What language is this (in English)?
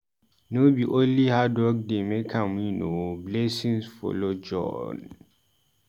Nigerian Pidgin